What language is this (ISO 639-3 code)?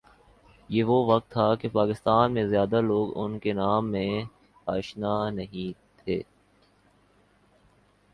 urd